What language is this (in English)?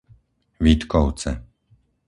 Slovak